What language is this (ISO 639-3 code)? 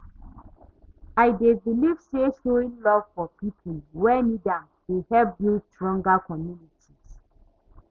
pcm